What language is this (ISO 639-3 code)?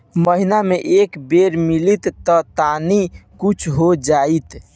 bho